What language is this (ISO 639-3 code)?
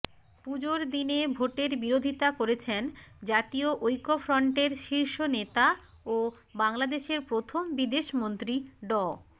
ben